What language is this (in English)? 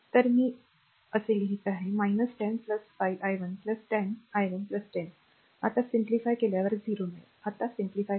Marathi